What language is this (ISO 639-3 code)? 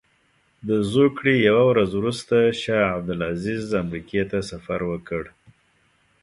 pus